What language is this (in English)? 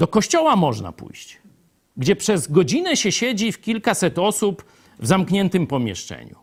Polish